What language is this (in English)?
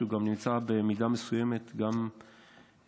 Hebrew